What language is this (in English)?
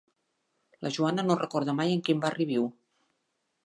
Catalan